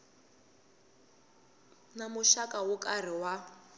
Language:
Tsonga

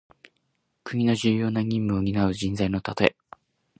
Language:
Japanese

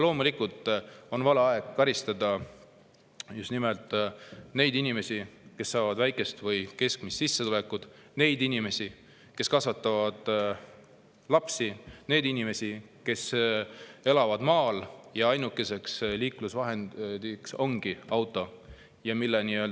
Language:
Estonian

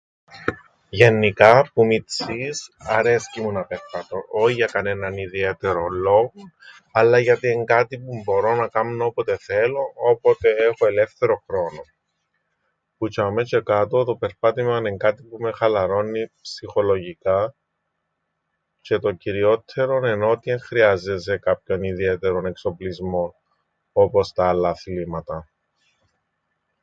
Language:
Greek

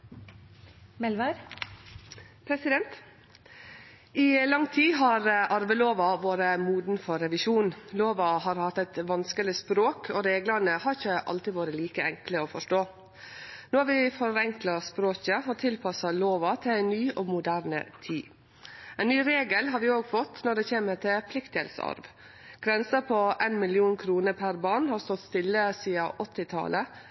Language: Norwegian Nynorsk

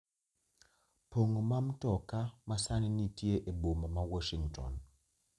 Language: Luo (Kenya and Tanzania)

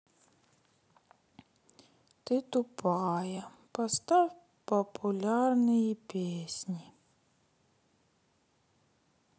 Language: Russian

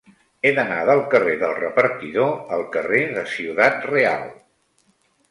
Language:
Catalan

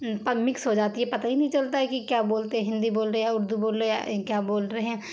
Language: Urdu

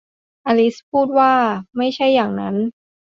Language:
Thai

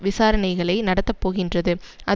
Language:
Tamil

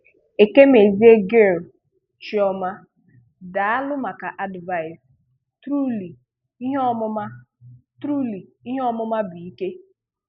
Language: Igbo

